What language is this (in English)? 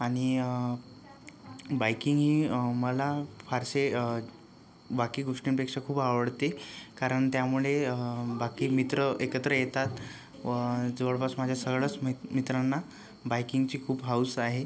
Marathi